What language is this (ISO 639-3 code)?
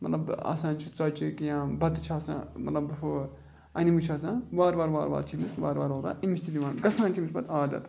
kas